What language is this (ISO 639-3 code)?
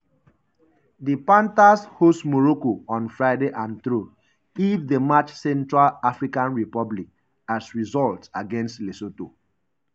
pcm